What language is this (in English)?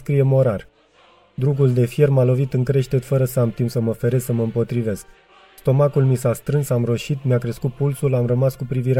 Romanian